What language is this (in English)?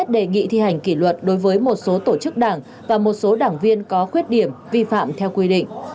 Vietnamese